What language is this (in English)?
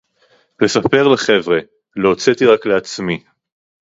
Hebrew